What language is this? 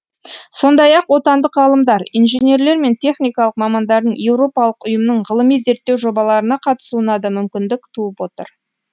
Kazakh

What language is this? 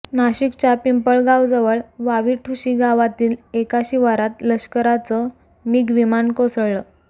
Marathi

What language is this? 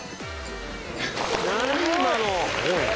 Japanese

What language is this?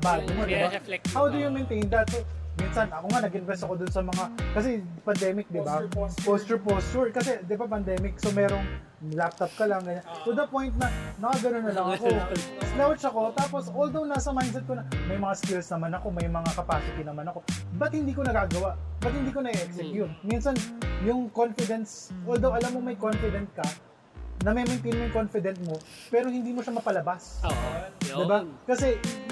Filipino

